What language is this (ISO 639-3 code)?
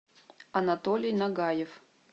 rus